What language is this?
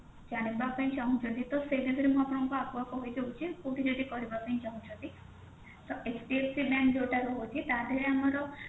Odia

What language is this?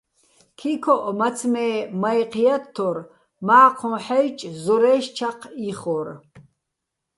Bats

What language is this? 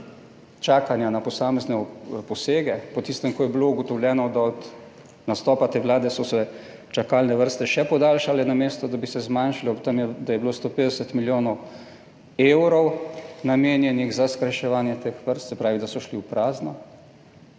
Slovenian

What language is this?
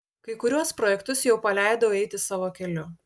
Lithuanian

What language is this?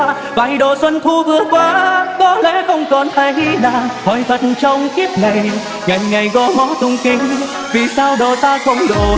Vietnamese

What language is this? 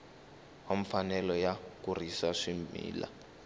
Tsonga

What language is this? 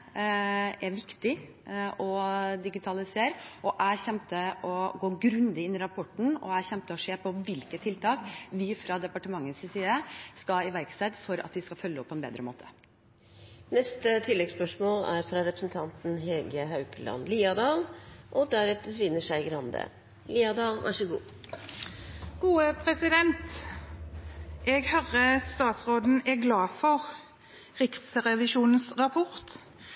Norwegian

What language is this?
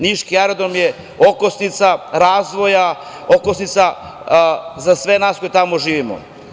Serbian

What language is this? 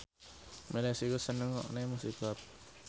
Javanese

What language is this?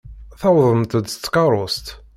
Kabyle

